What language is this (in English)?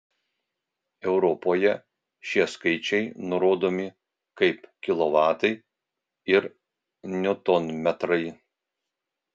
Lithuanian